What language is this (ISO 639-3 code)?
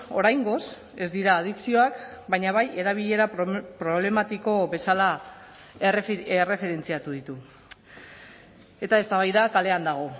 eus